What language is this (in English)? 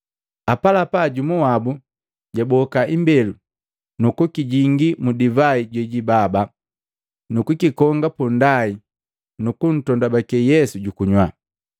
Matengo